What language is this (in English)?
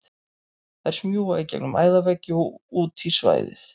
Icelandic